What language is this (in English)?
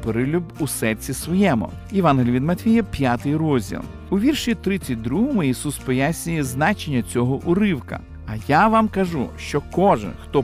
Ukrainian